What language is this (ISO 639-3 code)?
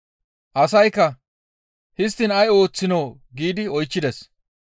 gmv